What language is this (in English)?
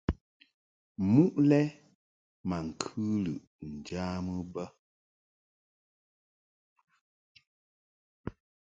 Mungaka